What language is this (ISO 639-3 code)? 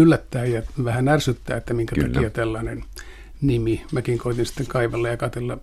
fin